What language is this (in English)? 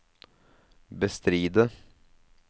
Norwegian